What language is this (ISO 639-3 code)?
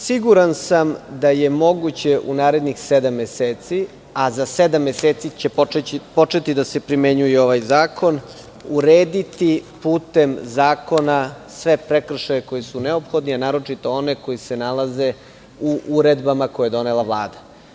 srp